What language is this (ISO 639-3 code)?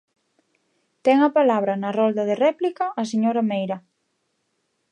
glg